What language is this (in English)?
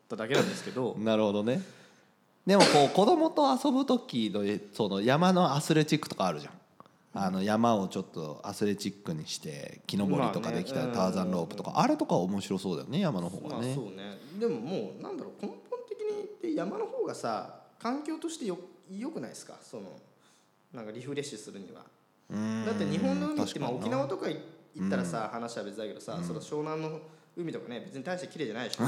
Japanese